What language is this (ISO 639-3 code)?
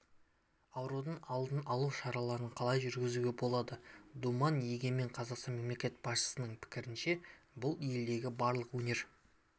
kaz